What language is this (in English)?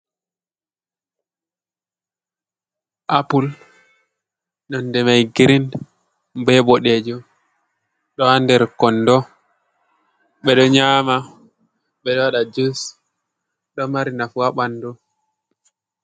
Fula